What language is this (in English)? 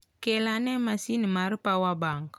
Luo (Kenya and Tanzania)